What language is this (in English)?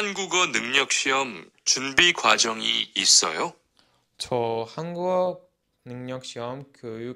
Korean